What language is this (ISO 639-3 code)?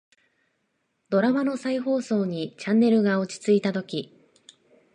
jpn